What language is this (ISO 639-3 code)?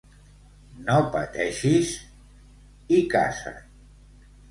cat